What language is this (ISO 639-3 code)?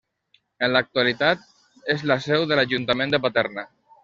cat